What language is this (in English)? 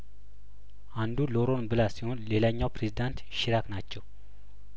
Amharic